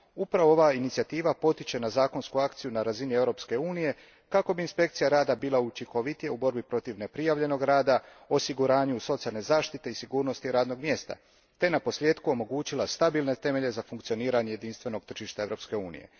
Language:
Croatian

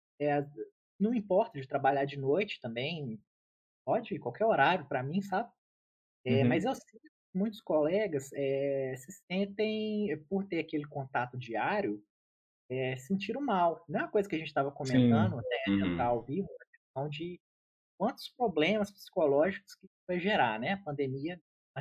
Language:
Portuguese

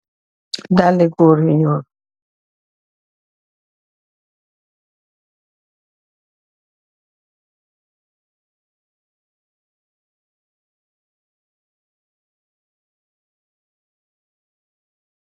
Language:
Wolof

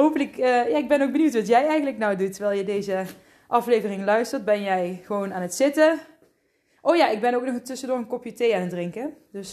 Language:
Dutch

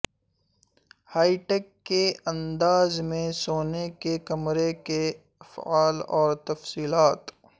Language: Urdu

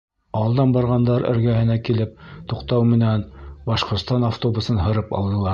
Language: Bashkir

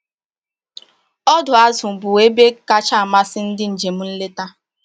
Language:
Igbo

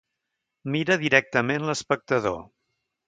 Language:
Catalan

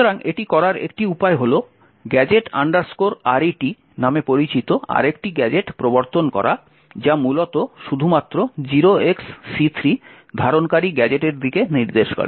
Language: Bangla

